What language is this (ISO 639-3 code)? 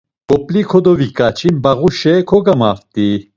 lzz